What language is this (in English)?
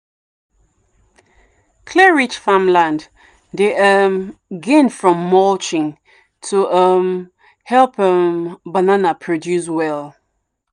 Nigerian Pidgin